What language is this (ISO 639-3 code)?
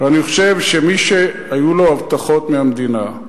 heb